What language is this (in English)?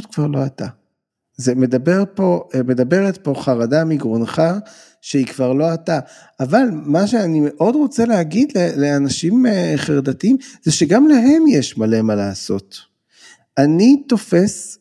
Hebrew